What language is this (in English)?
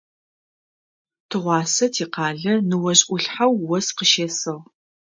Adyghe